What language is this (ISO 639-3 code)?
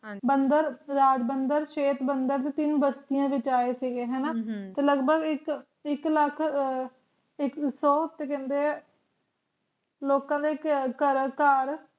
pan